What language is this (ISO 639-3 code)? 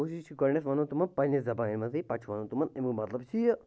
kas